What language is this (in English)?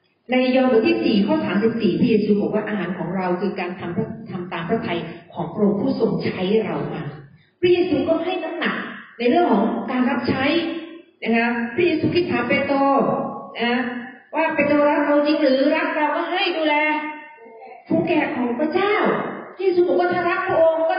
Thai